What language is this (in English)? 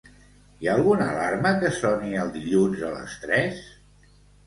Catalan